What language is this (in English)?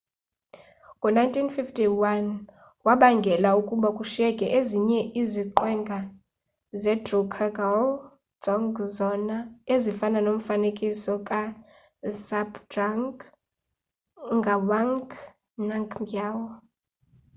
Xhosa